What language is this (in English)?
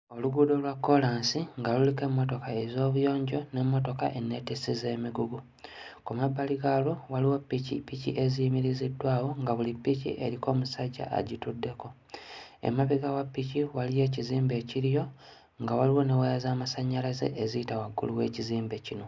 Ganda